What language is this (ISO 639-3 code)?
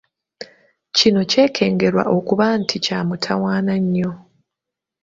lug